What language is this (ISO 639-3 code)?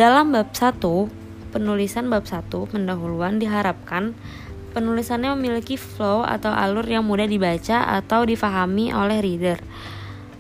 ind